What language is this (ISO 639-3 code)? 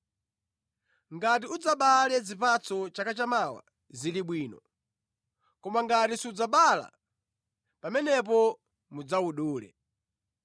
nya